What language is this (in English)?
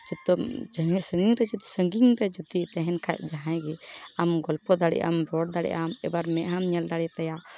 Santali